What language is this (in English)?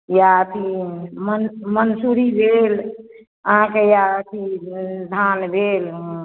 Maithili